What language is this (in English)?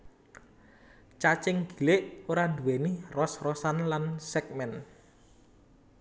Javanese